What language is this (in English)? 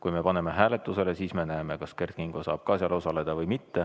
Estonian